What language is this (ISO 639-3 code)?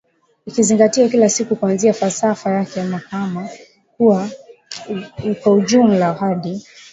swa